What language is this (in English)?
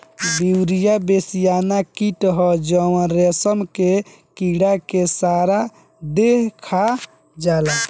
Bhojpuri